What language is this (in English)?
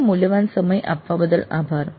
Gujarati